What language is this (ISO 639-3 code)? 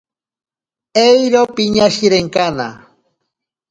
prq